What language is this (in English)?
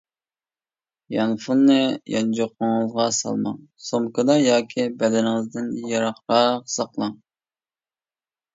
Uyghur